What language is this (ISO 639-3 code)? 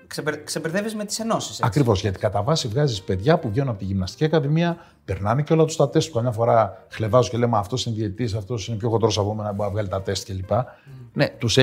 ell